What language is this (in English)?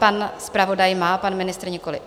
Czech